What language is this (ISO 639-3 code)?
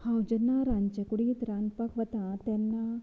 kok